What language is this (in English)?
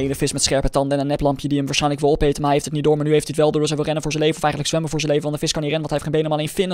Dutch